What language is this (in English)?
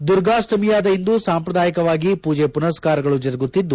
Kannada